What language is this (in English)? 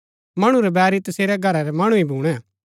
Gaddi